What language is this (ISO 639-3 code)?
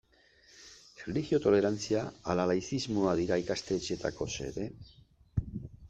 eus